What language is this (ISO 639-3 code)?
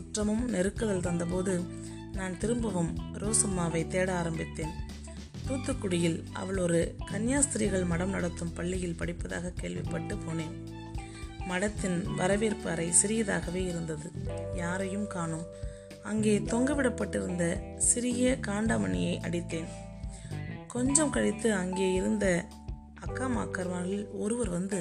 tam